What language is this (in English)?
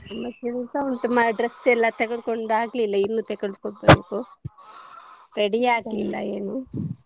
Kannada